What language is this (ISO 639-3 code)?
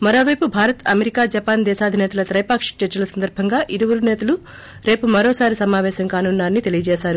tel